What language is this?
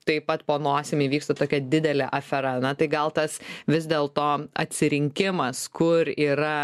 Lithuanian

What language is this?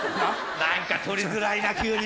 Japanese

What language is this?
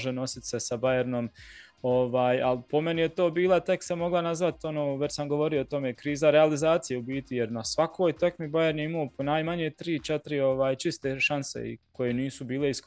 Croatian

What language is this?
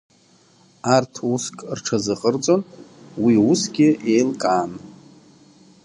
Abkhazian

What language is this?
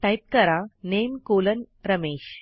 Marathi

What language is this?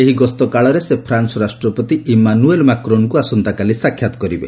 Odia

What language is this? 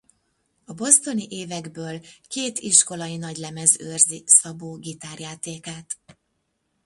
Hungarian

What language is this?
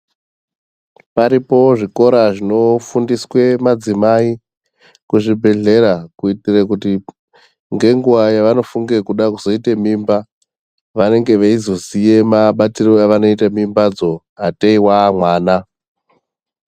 Ndau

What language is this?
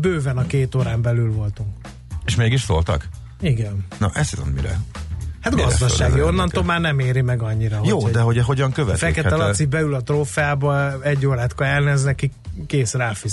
Hungarian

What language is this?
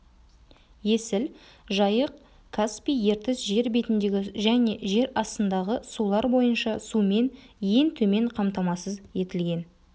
Kazakh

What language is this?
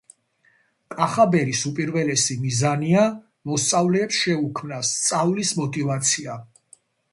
Georgian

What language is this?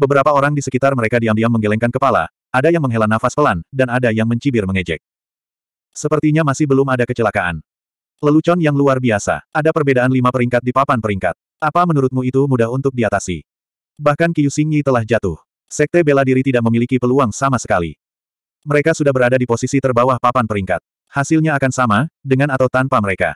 Indonesian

